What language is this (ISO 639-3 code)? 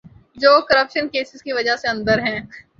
urd